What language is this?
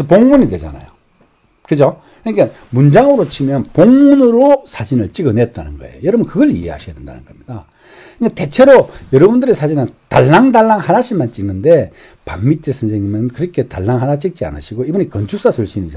Korean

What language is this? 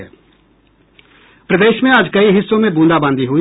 Hindi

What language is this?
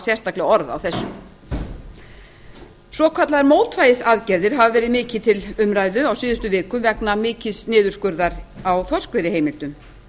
Icelandic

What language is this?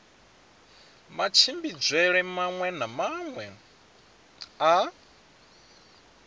Venda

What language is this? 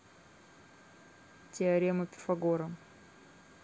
Russian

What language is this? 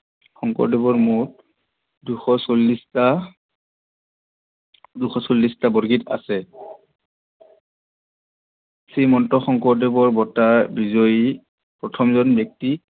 Assamese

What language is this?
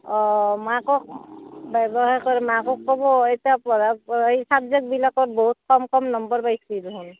Assamese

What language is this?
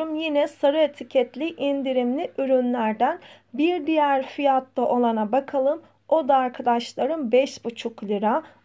Turkish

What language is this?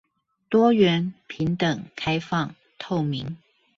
Chinese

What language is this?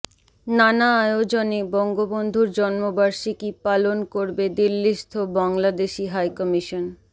Bangla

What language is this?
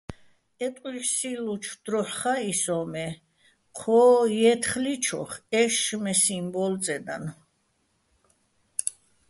Bats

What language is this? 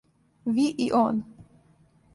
Serbian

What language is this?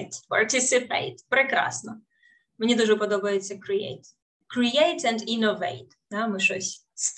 Ukrainian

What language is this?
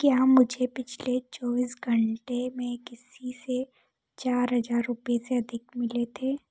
Hindi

